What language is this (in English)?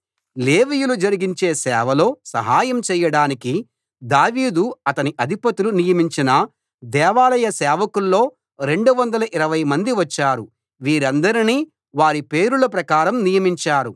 Telugu